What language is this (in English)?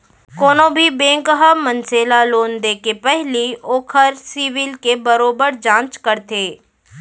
Chhattisgarhi